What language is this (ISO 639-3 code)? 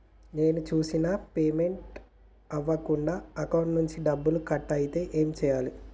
tel